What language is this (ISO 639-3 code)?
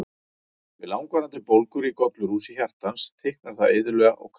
isl